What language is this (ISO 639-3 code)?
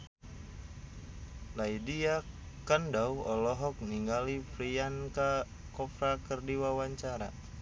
sun